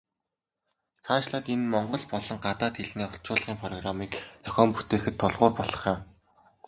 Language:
Mongolian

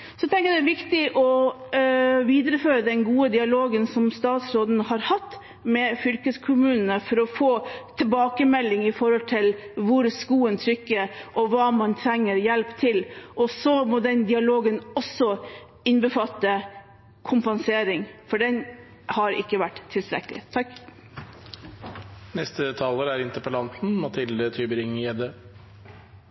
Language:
Norwegian Bokmål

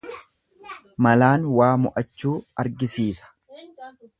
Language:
Oromo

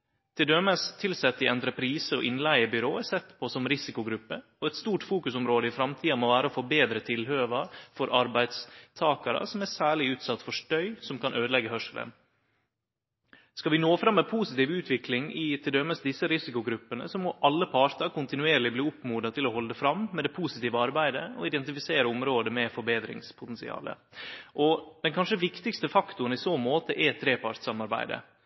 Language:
Norwegian Nynorsk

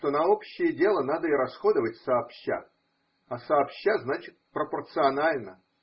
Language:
Russian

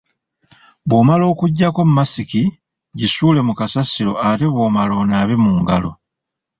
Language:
Ganda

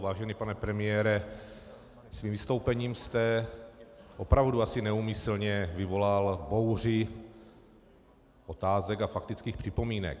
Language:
Czech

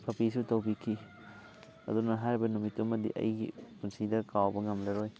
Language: Manipuri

